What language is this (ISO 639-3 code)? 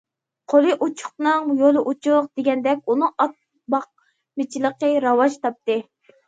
uig